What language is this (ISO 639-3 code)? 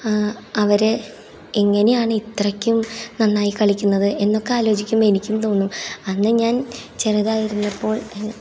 mal